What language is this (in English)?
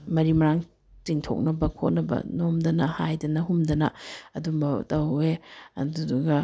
Manipuri